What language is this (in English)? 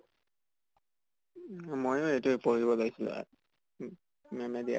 Assamese